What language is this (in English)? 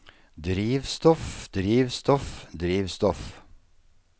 Norwegian